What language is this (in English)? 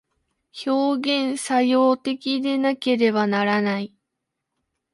Japanese